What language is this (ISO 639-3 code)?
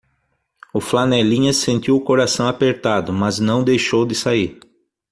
por